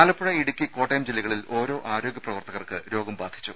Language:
Malayalam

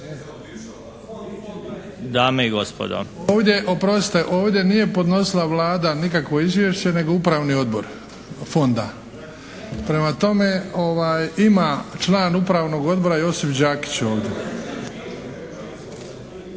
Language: Croatian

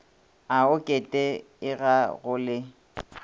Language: Northern Sotho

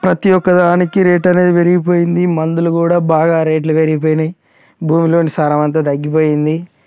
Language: Telugu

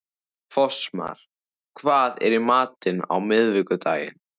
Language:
Icelandic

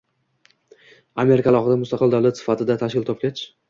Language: Uzbek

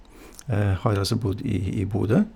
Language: Norwegian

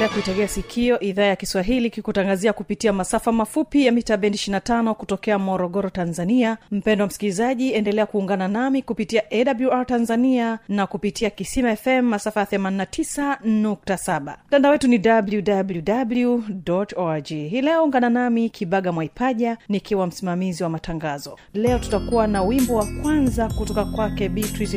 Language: Swahili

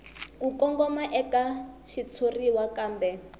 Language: Tsonga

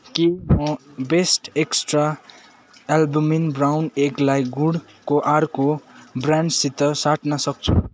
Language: Nepali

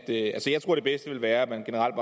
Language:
Danish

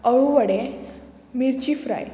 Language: Konkani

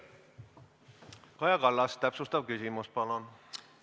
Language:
Estonian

